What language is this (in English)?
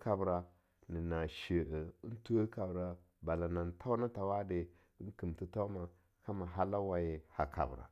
Longuda